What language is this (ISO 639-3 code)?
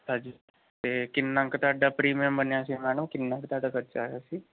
pan